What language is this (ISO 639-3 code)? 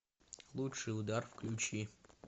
rus